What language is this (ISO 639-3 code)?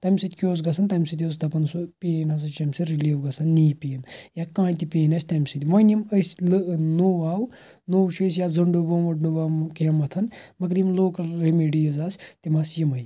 kas